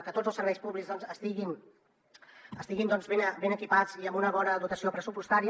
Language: Catalan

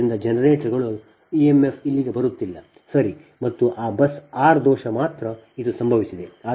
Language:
Kannada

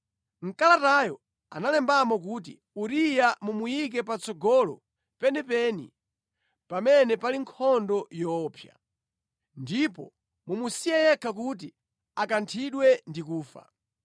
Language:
Nyanja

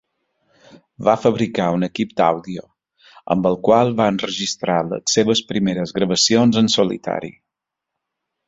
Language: Catalan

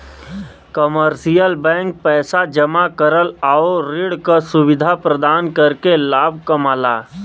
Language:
Bhojpuri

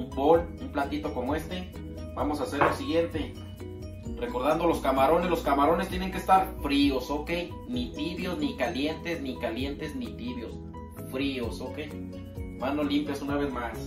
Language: Spanish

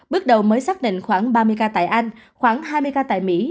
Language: Vietnamese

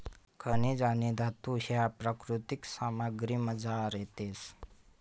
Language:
Marathi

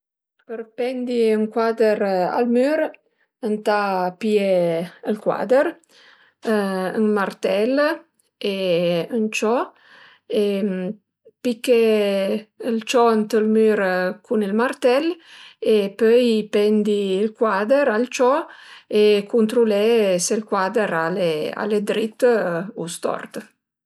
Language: Piedmontese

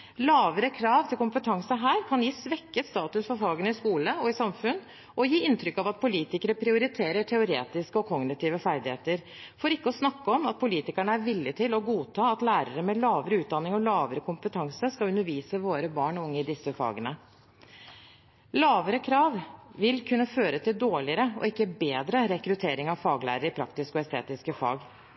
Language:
Norwegian Bokmål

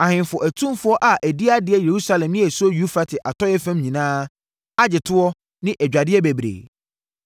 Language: Akan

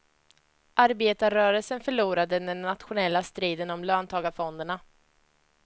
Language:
Swedish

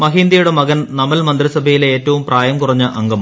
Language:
Malayalam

